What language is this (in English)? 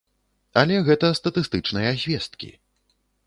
Belarusian